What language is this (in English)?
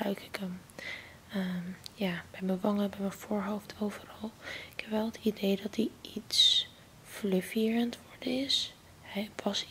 Dutch